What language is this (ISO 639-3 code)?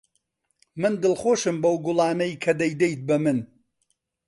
ckb